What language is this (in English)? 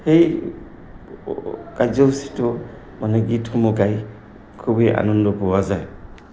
Assamese